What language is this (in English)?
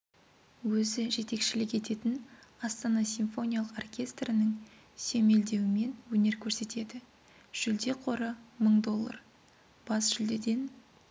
Kazakh